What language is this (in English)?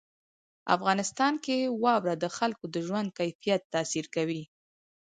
Pashto